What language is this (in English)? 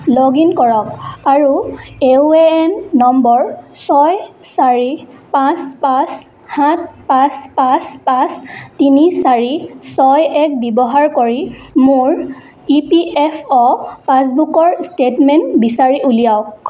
Assamese